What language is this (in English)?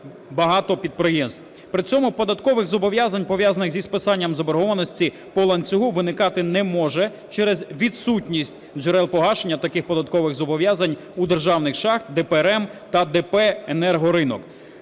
Ukrainian